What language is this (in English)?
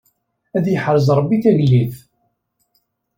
Kabyle